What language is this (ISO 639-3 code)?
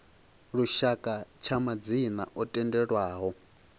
ven